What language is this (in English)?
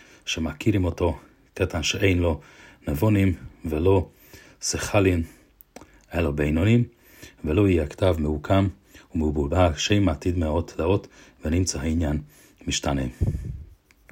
Hungarian